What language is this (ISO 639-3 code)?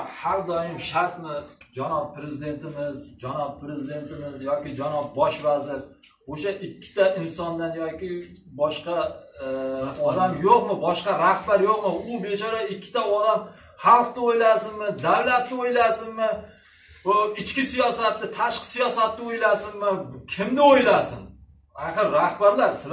tur